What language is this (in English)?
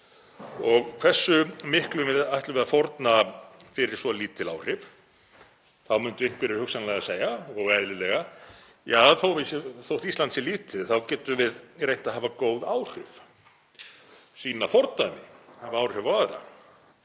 Icelandic